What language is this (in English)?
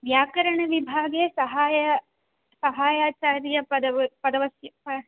Sanskrit